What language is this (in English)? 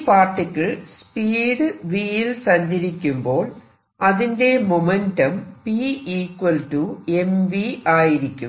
Malayalam